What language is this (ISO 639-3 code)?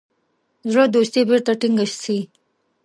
pus